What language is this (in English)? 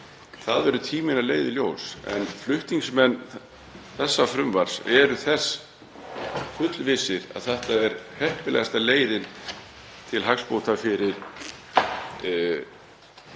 Icelandic